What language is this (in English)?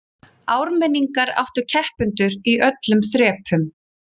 Icelandic